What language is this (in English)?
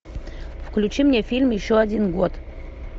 Russian